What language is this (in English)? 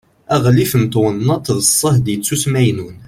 Kabyle